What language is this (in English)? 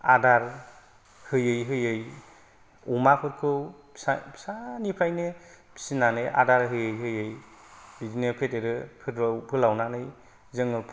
Bodo